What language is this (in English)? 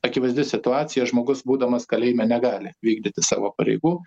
Lithuanian